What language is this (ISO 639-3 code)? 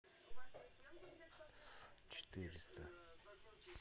rus